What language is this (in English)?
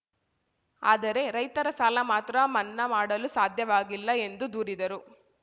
Kannada